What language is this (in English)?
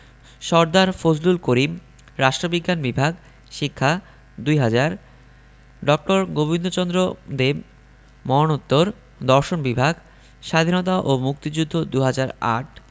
Bangla